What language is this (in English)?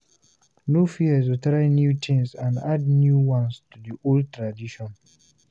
Nigerian Pidgin